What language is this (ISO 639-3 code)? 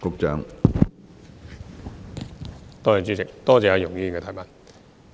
yue